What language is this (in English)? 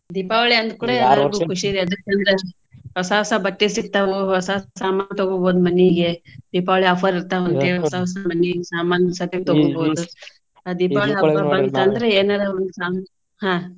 Kannada